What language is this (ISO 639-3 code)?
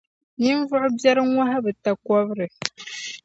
dag